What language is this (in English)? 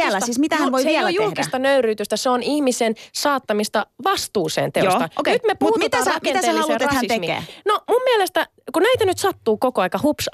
Finnish